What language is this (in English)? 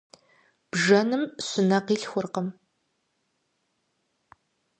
Kabardian